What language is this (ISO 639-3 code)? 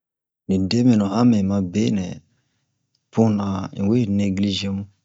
bmq